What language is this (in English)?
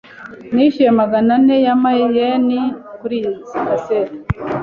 Kinyarwanda